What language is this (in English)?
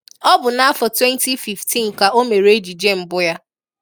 Igbo